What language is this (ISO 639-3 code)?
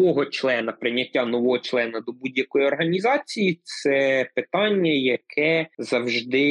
ukr